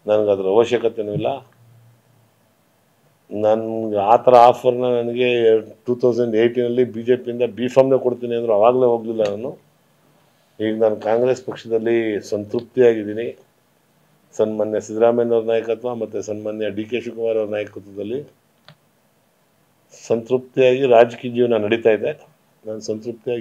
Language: Arabic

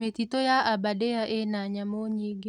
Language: Kikuyu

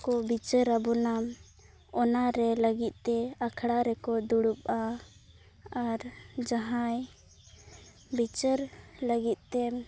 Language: Santali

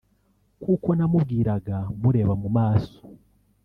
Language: Kinyarwanda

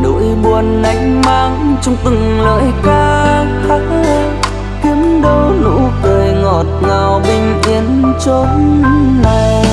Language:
Vietnamese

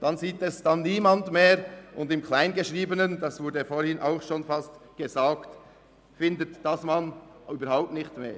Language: Swiss German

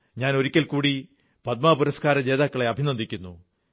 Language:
Malayalam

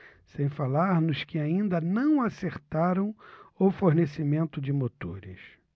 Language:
Portuguese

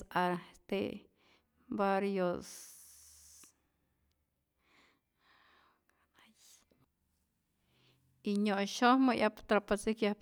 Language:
Rayón Zoque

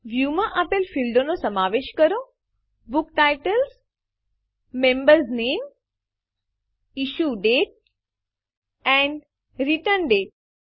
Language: Gujarati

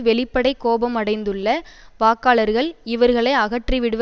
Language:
Tamil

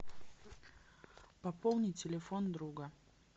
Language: Russian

